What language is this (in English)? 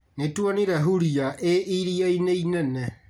Kikuyu